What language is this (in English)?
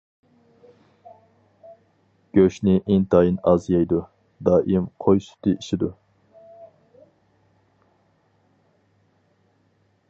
Uyghur